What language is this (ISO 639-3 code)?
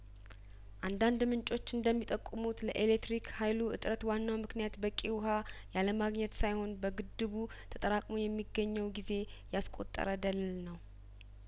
amh